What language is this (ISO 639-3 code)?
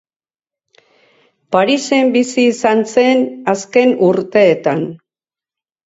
eus